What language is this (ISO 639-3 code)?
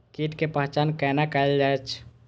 mai